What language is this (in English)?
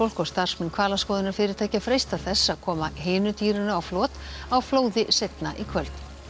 Icelandic